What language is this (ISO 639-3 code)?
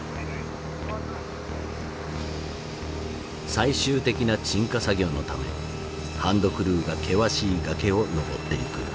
jpn